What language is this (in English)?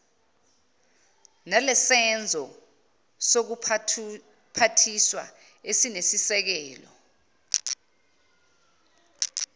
Zulu